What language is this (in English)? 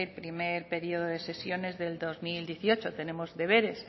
Spanish